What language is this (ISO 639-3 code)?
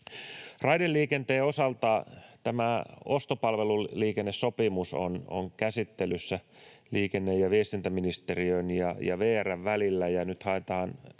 fin